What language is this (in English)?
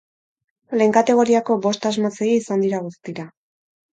Basque